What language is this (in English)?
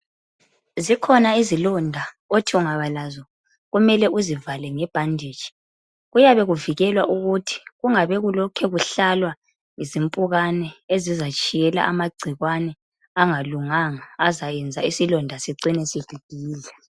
North Ndebele